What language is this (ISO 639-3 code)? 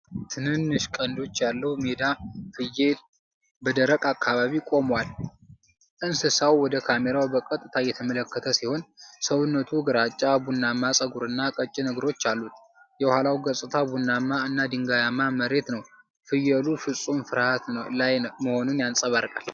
amh